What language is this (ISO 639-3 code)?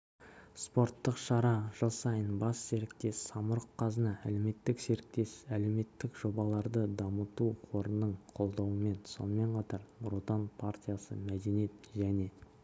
kaz